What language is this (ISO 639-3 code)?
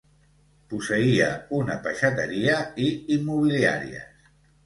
cat